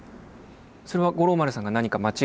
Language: Japanese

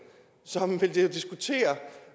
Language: Danish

